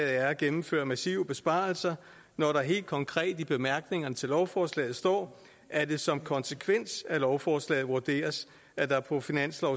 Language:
Danish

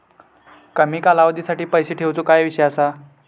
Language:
Marathi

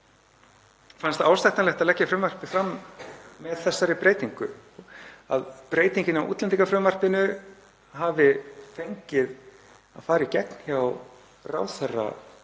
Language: Icelandic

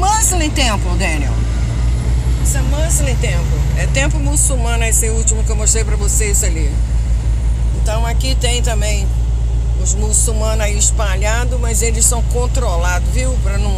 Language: Portuguese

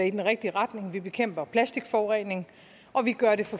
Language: Danish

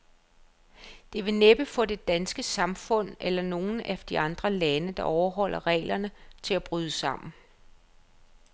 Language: Danish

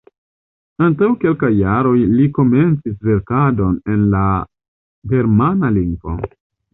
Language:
Esperanto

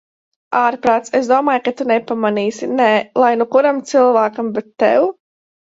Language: Latvian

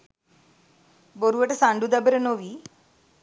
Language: Sinhala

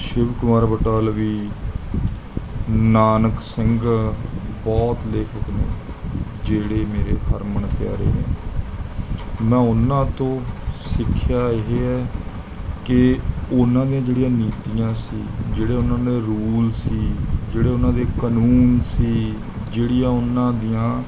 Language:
Punjabi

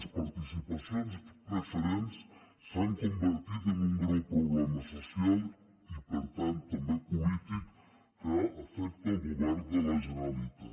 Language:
Catalan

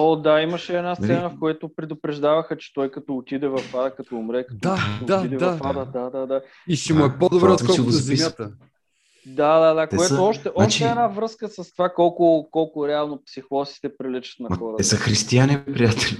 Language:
Bulgarian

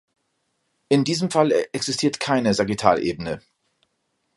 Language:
German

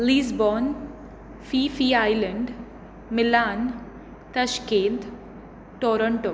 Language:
Konkani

